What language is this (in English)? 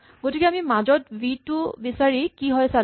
Assamese